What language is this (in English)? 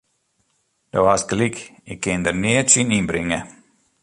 Western Frisian